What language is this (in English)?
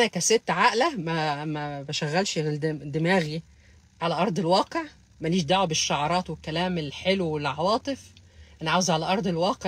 Arabic